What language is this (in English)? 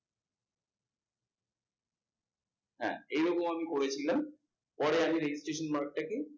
Bangla